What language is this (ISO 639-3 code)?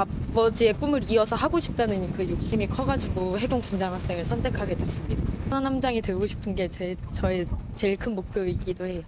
kor